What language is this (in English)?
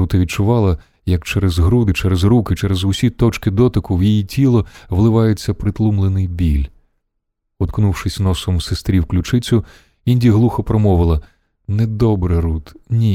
Ukrainian